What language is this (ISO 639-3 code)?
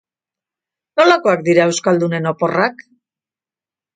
eus